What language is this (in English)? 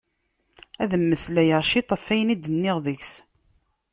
Kabyle